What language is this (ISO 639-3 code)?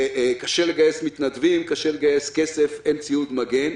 heb